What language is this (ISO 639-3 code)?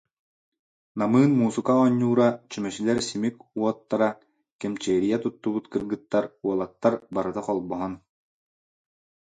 sah